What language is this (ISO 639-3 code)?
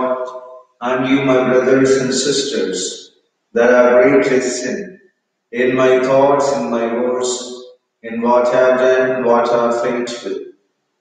eng